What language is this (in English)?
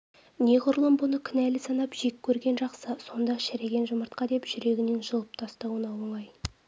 Kazakh